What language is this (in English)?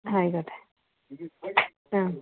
Malayalam